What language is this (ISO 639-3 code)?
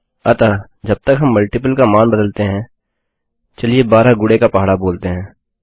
hin